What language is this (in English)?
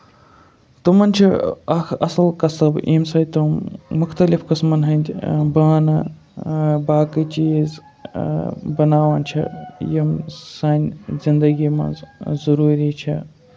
Kashmiri